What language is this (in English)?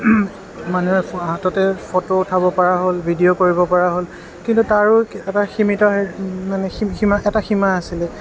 Assamese